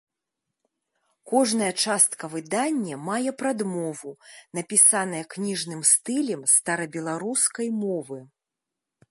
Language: Belarusian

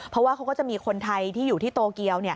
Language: Thai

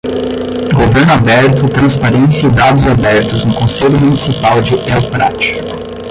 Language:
Portuguese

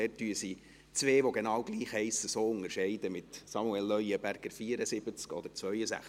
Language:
Swiss German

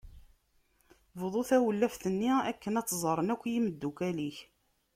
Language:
Kabyle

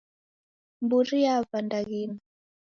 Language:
Taita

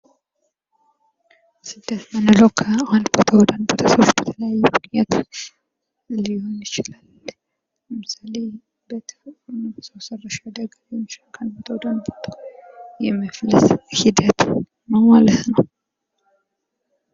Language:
Amharic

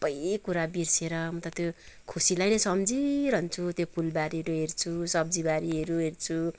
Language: Nepali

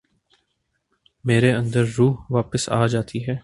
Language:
Urdu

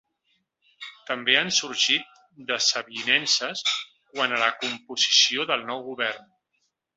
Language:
Catalan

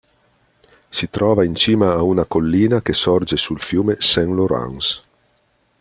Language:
Italian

